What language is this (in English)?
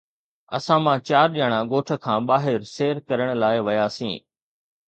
Sindhi